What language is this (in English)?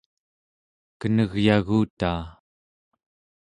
Central Yupik